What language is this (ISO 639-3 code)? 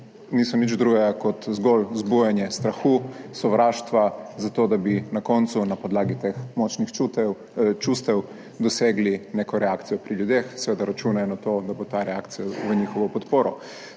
slv